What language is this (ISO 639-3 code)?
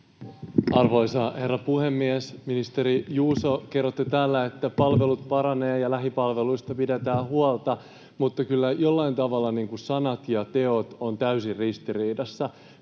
fin